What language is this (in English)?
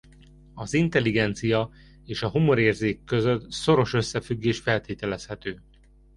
Hungarian